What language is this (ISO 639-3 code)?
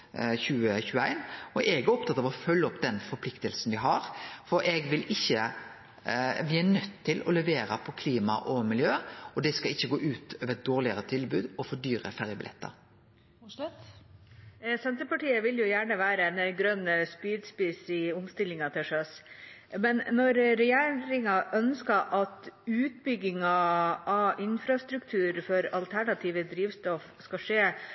nor